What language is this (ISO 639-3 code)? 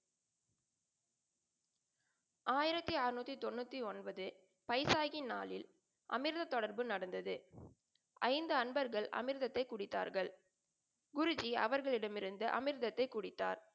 tam